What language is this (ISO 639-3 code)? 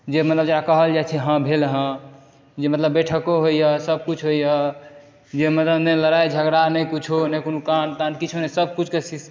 mai